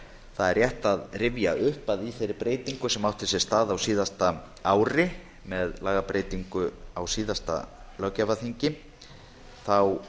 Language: Icelandic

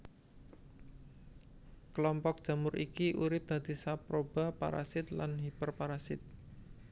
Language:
Javanese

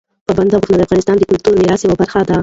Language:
Pashto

